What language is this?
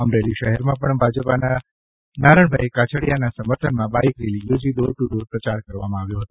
Gujarati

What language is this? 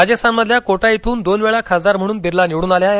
Marathi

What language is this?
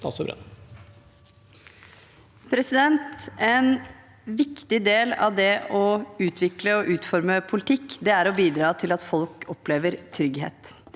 Norwegian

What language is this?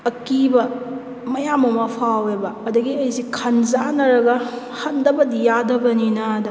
Manipuri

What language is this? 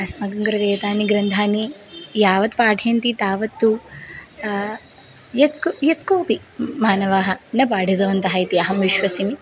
Sanskrit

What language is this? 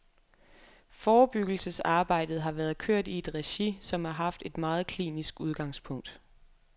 Danish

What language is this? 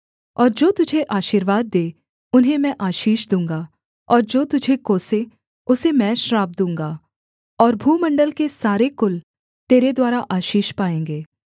Hindi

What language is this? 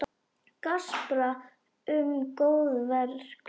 Icelandic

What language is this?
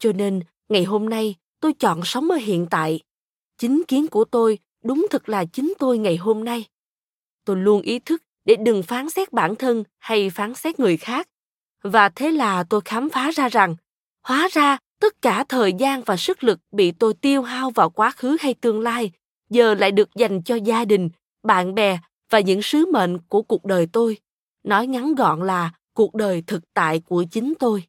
Vietnamese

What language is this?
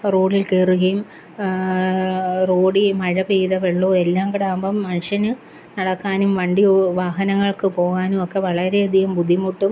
Malayalam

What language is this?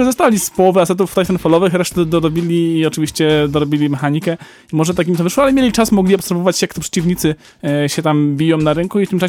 Polish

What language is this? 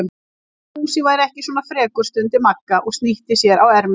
Icelandic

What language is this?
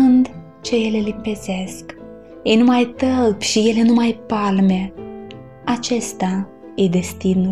Romanian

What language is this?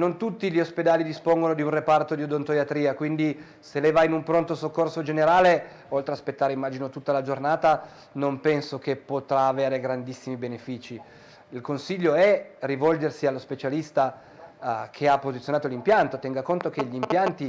Italian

